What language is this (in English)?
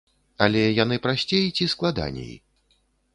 Belarusian